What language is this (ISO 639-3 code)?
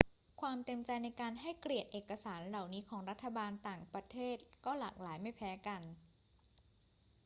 tha